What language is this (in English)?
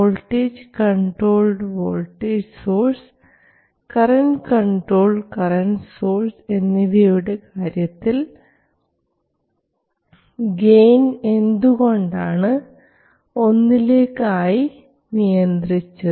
Malayalam